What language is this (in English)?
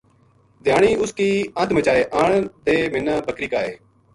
Gujari